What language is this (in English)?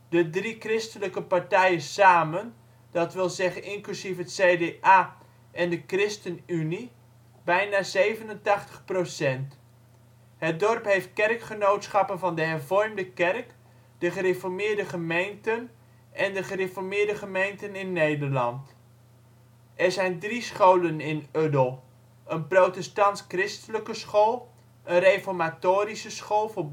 Dutch